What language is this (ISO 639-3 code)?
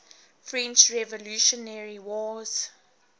eng